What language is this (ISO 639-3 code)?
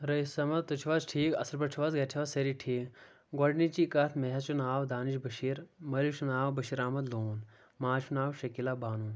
kas